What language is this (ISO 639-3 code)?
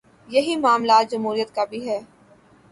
urd